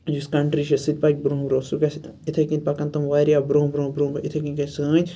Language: Kashmiri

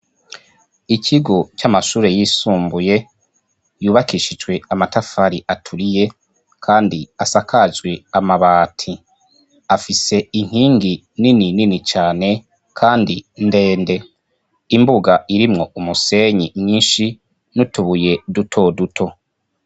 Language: Rundi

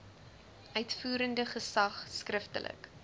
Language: Afrikaans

